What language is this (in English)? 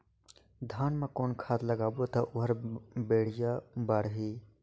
Chhattisgarhi